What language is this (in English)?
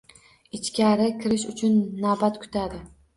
Uzbek